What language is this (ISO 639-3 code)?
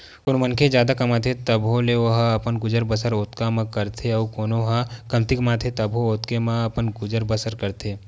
hne